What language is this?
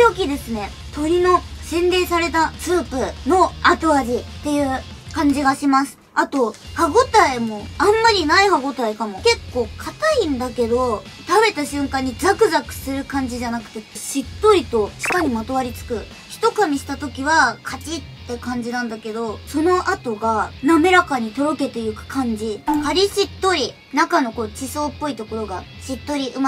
Japanese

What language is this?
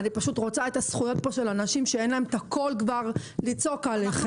Hebrew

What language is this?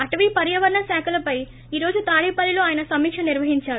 Telugu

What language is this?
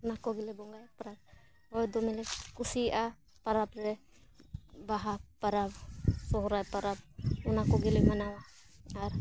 Santali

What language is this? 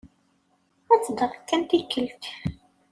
Kabyle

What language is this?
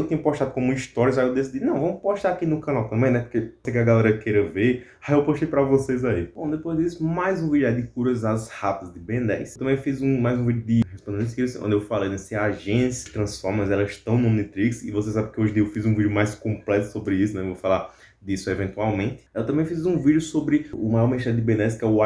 Portuguese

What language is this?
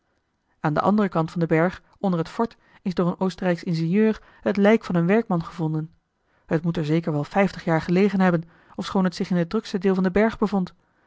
Dutch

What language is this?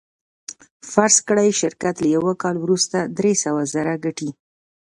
Pashto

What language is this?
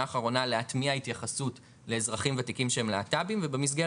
Hebrew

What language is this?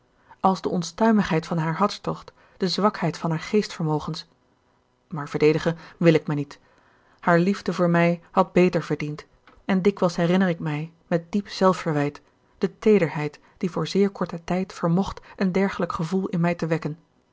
Dutch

